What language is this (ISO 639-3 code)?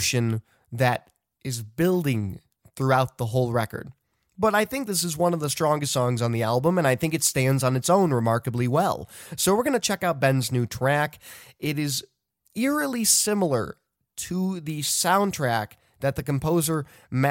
eng